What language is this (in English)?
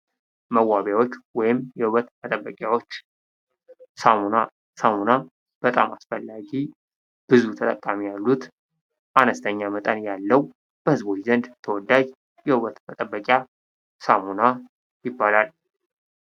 Amharic